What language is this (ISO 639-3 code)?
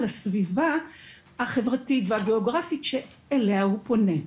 heb